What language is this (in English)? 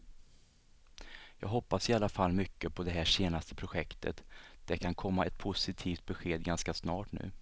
Swedish